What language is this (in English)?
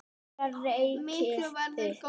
Icelandic